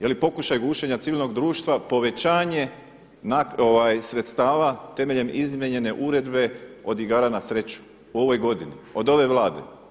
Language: Croatian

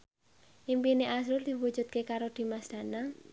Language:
Javanese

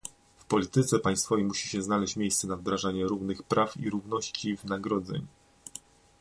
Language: Polish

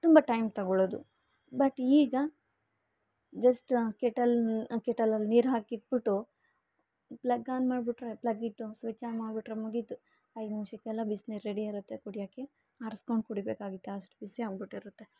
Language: Kannada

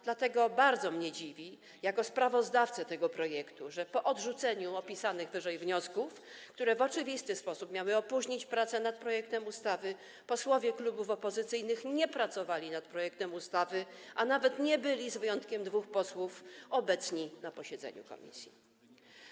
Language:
Polish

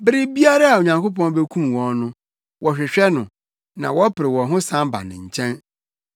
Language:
Akan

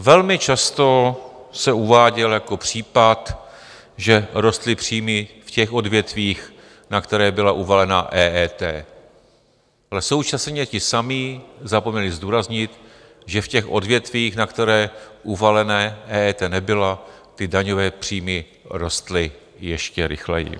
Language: Czech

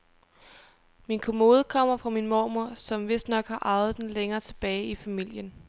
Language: Danish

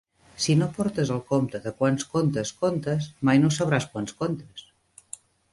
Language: Catalan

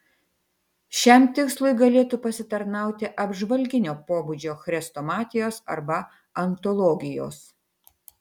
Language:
Lithuanian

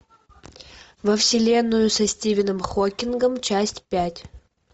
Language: Russian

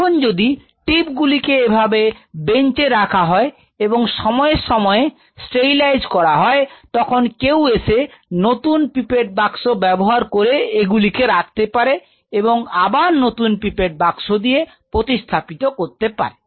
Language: Bangla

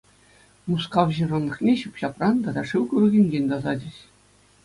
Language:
Chuvash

